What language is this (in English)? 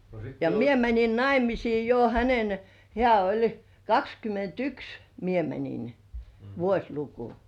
Finnish